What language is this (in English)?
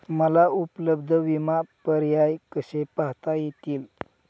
Marathi